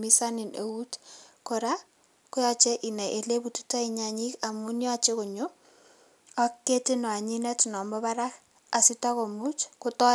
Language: Kalenjin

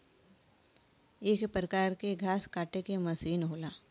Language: Bhojpuri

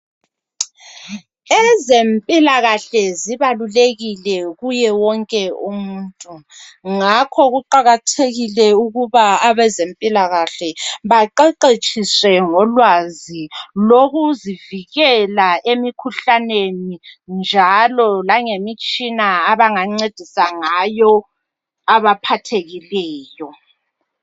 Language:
North Ndebele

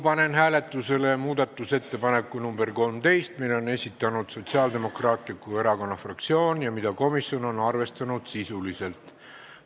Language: Estonian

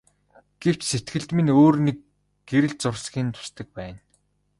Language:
Mongolian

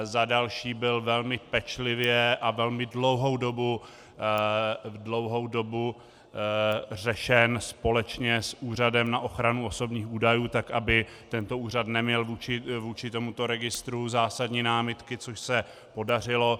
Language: Czech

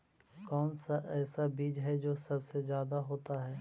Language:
Magahi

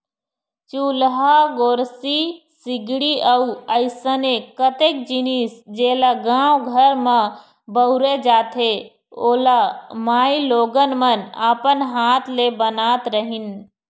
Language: Chhattisgarhi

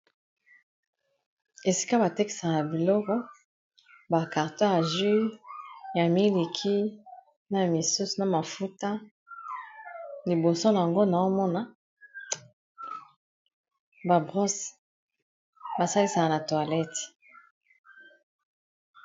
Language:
Lingala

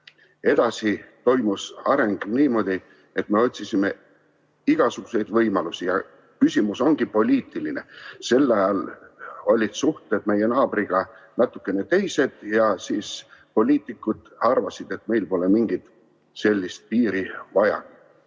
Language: Estonian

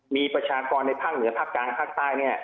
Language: Thai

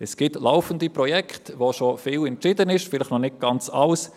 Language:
Swiss German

